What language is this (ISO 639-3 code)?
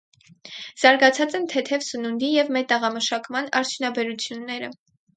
hye